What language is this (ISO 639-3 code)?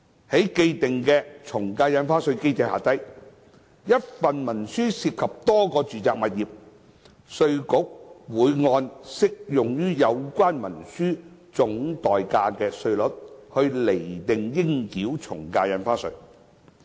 yue